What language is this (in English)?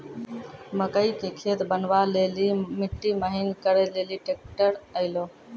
Maithili